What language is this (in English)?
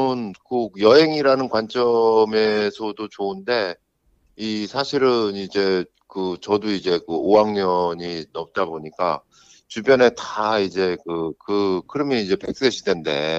Korean